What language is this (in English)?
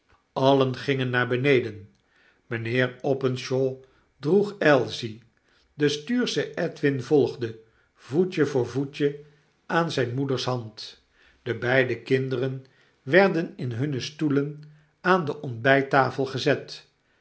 Dutch